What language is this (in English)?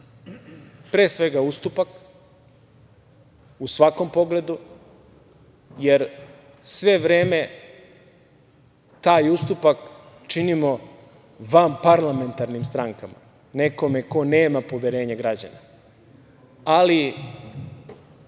Serbian